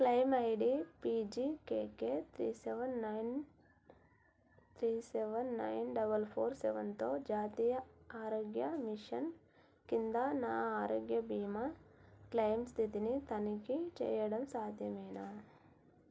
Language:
Telugu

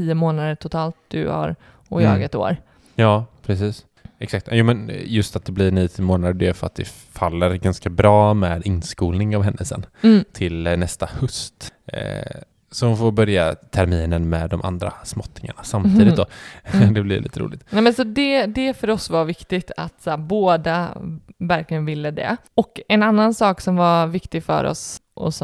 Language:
Swedish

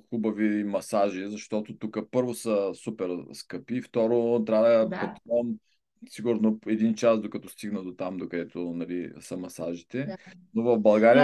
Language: Bulgarian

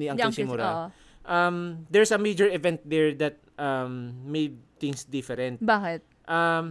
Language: Filipino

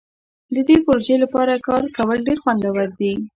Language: Pashto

